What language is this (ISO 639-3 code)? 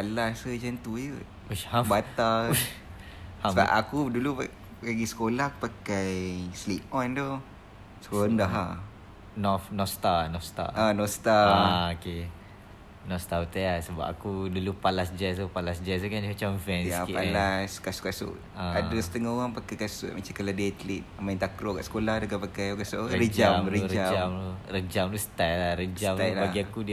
msa